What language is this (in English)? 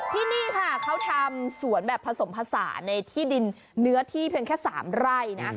Thai